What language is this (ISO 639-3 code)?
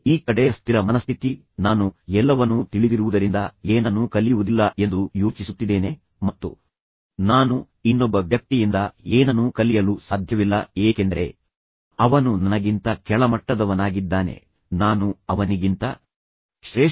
kan